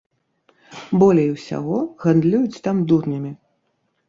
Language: Belarusian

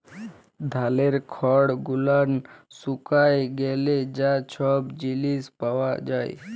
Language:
Bangla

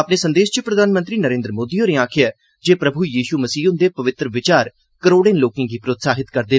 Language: Dogri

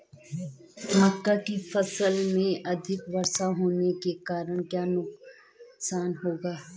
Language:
Hindi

